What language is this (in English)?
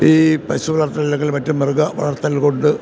Malayalam